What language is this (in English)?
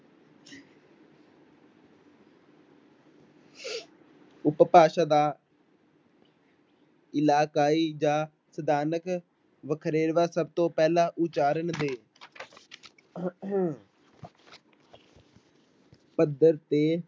Punjabi